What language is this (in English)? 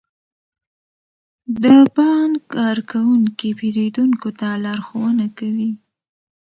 Pashto